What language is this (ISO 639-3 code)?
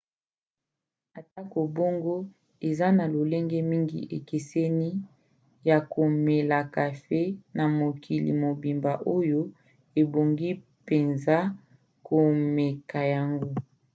lin